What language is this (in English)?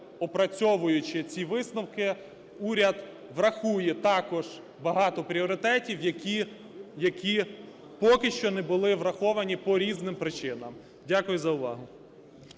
Ukrainian